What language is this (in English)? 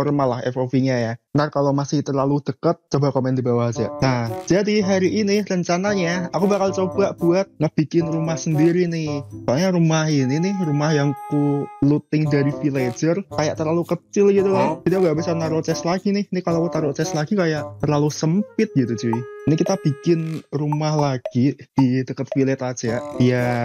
Indonesian